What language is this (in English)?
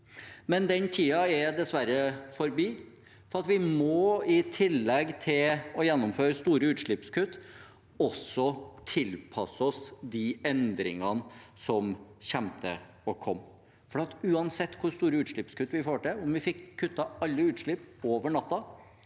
Norwegian